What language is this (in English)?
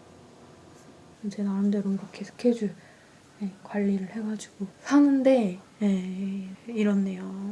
Korean